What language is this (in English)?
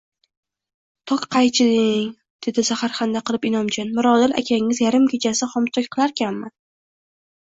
Uzbek